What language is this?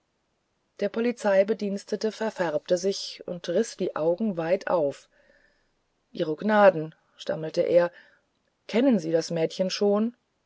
German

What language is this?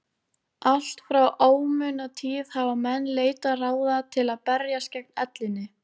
Icelandic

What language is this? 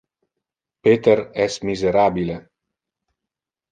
Interlingua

